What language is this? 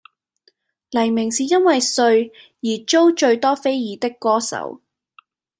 Cantonese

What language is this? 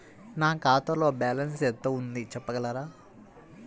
Telugu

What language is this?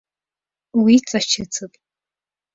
Abkhazian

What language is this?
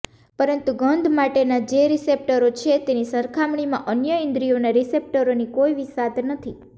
Gujarati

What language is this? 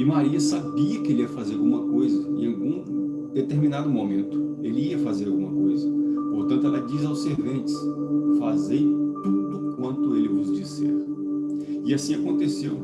Portuguese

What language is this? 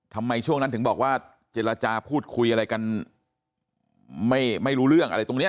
Thai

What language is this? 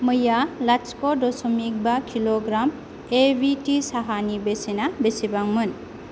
Bodo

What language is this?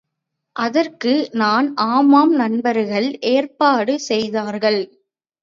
Tamil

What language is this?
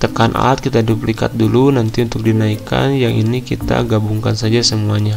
Indonesian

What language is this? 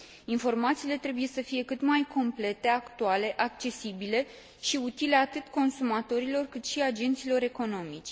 Romanian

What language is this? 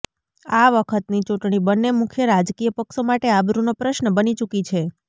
Gujarati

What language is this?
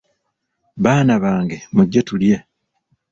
Ganda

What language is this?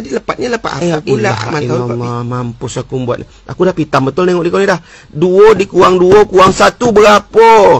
Malay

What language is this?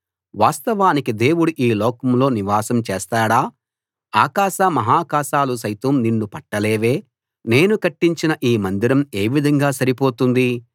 Telugu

